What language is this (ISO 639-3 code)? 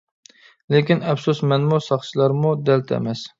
uig